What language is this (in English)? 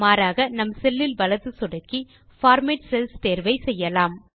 Tamil